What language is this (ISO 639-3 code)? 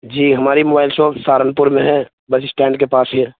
urd